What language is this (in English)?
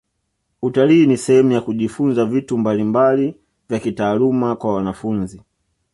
Swahili